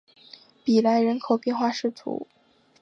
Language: Chinese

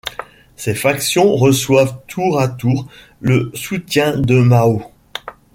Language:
French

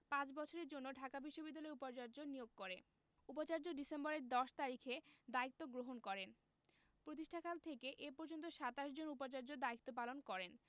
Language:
Bangla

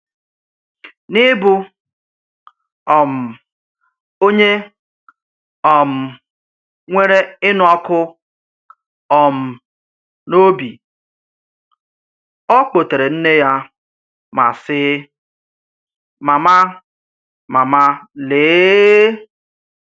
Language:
Igbo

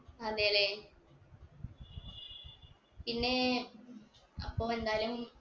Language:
Malayalam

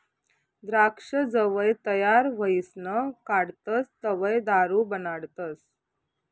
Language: Marathi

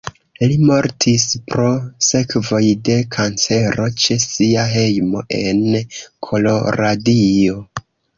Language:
Esperanto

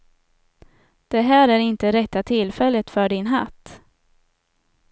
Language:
Swedish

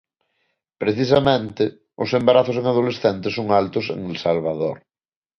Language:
Galician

